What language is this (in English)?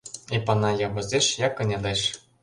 Mari